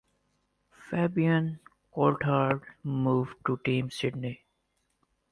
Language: English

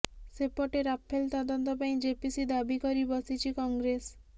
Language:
Odia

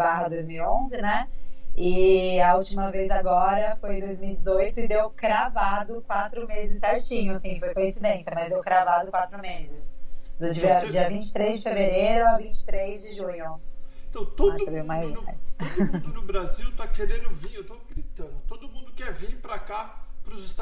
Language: Portuguese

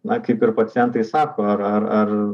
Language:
Lithuanian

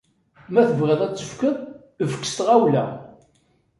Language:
Kabyle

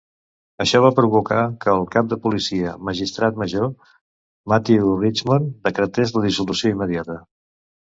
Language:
Catalan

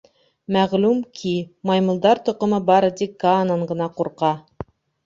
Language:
Bashkir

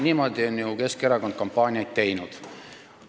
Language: Estonian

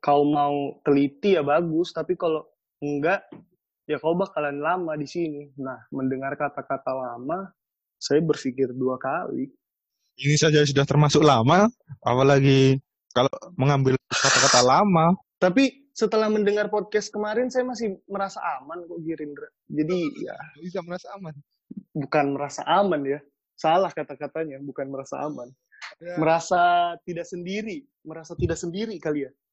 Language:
Indonesian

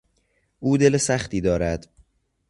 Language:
Persian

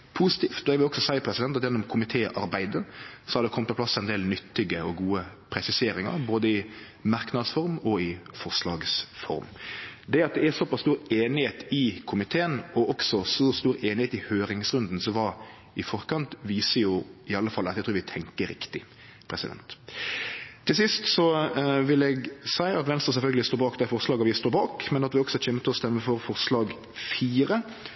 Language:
Norwegian Nynorsk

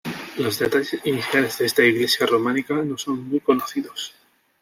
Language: Spanish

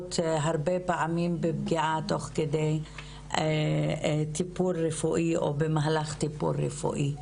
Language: Hebrew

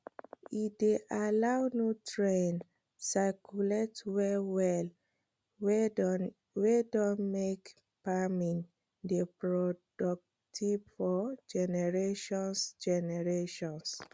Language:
Nigerian Pidgin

